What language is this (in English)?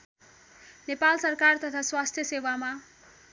Nepali